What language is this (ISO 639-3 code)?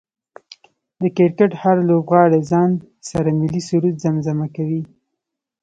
pus